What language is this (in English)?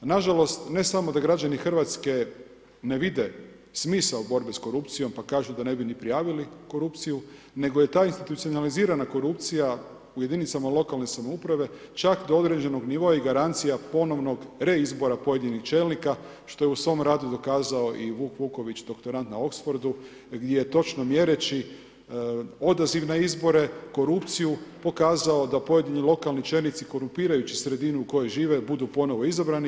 Croatian